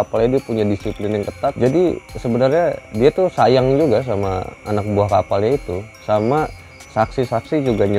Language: Indonesian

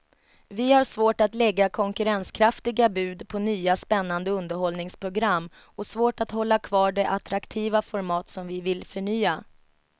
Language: Swedish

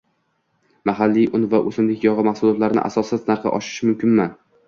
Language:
Uzbek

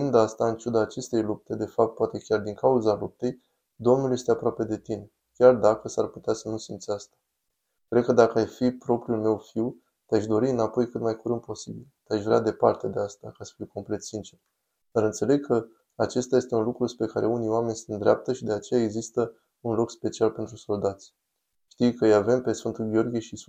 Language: Romanian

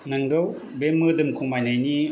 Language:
Bodo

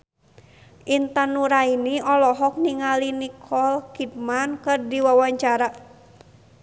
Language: Sundanese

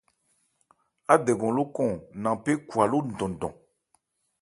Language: Ebrié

